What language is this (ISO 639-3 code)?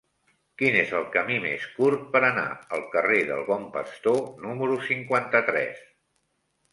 cat